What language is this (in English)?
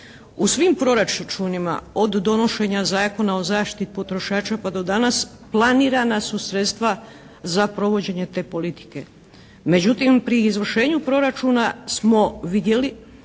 Croatian